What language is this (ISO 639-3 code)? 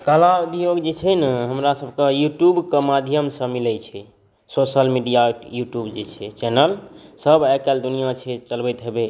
mai